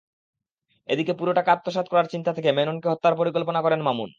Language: Bangla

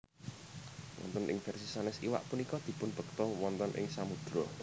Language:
Javanese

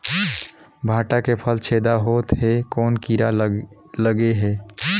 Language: Chhattisgarhi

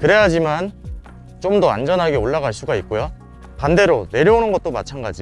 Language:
Korean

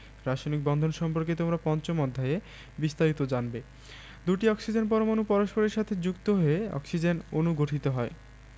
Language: Bangla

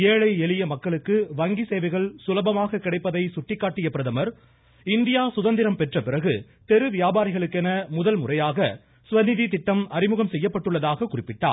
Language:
Tamil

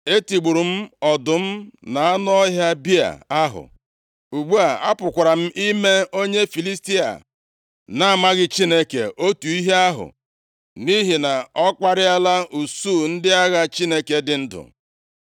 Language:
Igbo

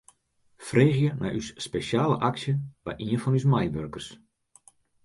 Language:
Western Frisian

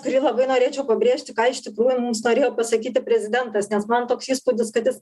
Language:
Lithuanian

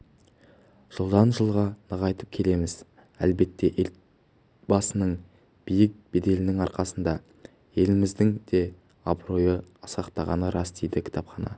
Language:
Kazakh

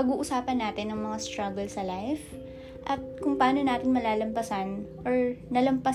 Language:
Filipino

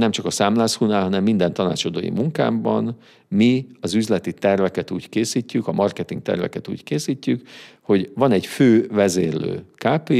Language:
Hungarian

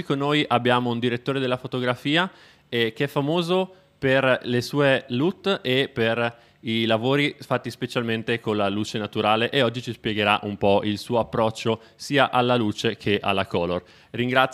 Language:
Italian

